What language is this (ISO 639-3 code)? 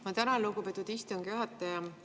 est